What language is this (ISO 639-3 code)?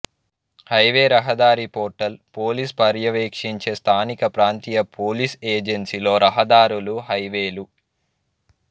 tel